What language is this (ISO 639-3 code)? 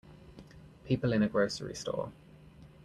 eng